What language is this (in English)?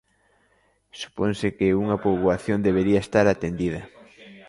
Galician